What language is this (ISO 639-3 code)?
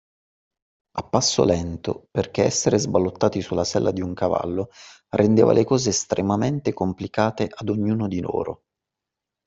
ita